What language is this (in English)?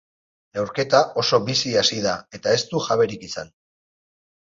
Basque